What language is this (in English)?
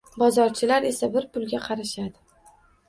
Uzbek